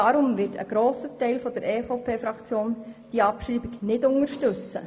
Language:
Swiss German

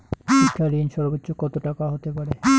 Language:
Bangla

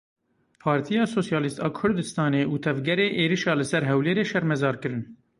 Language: Kurdish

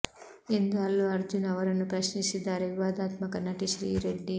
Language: Kannada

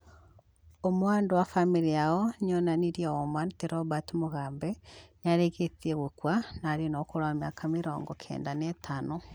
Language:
Kikuyu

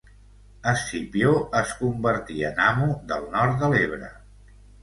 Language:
Catalan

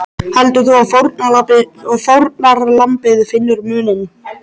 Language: Icelandic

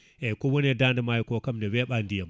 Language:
Fula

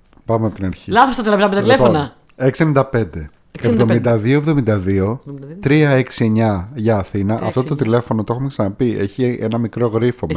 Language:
Greek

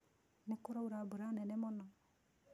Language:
Kikuyu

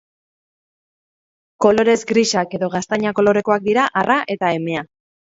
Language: Basque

